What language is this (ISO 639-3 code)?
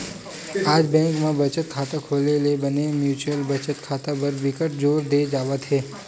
hne